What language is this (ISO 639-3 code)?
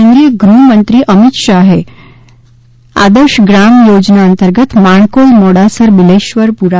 guj